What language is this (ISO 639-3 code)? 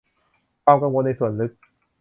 tha